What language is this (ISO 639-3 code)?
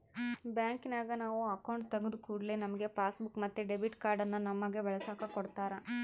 kan